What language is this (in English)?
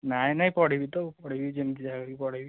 Odia